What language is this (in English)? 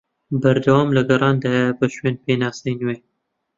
Central Kurdish